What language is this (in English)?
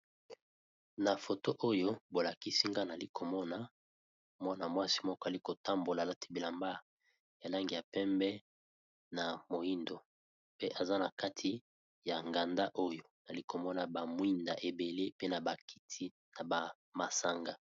Lingala